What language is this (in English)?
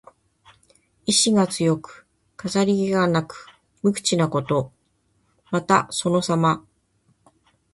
Japanese